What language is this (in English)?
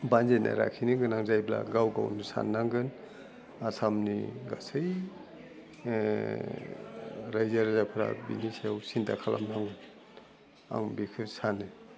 Bodo